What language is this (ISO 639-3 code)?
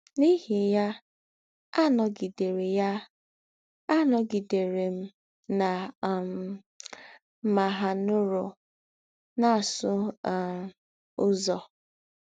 ibo